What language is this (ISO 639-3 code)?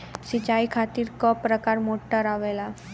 bho